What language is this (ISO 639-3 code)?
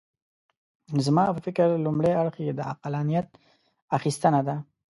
pus